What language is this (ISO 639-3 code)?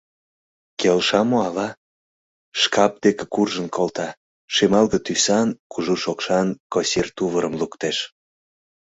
chm